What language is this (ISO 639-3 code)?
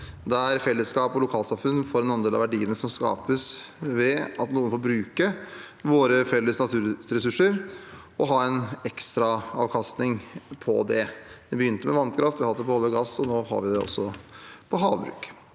nor